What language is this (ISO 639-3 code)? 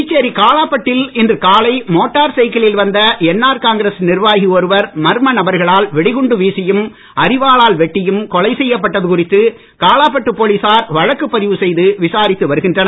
tam